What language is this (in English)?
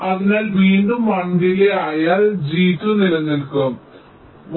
Malayalam